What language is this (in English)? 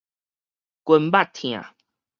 Min Nan Chinese